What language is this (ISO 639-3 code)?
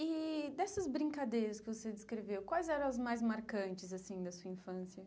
por